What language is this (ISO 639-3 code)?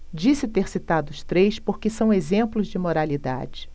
por